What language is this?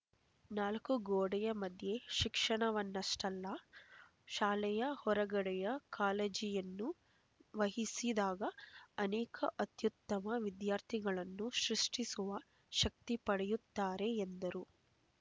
Kannada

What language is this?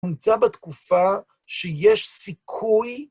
Hebrew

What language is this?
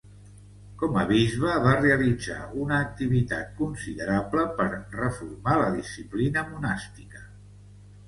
Catalan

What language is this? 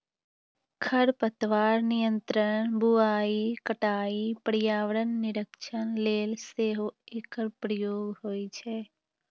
Maithili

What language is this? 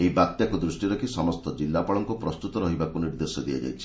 Odia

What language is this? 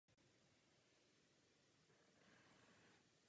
Czech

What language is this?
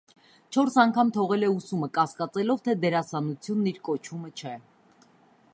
Armenian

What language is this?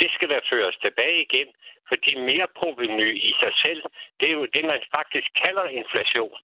Danish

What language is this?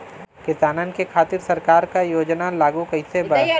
Bhojpuri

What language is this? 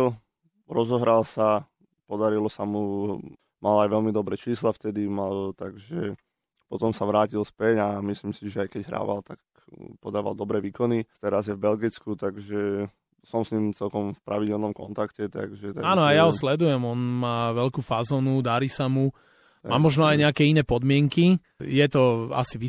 Slovak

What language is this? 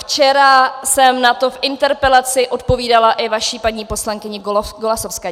Czech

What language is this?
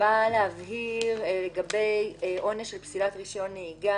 Hebrew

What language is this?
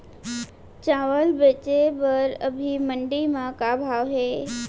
Chhattisgarhi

